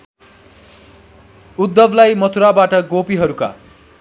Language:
Nepali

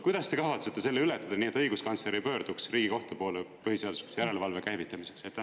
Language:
Estonian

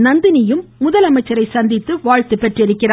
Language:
Tamil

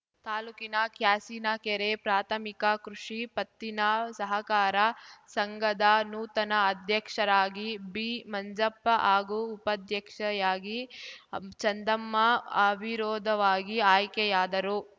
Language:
Kannada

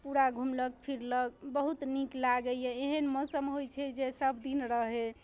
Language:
Maithili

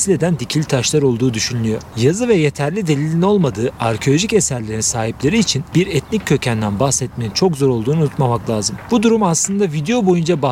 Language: Turkish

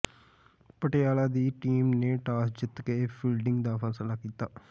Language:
Punjabi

